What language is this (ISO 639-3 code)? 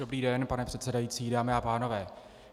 ces